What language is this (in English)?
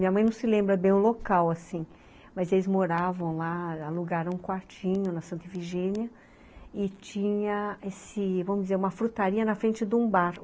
Portuguese